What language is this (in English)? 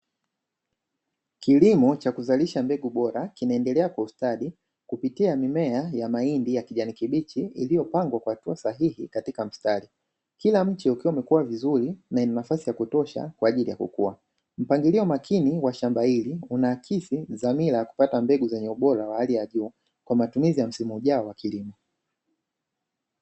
Swahili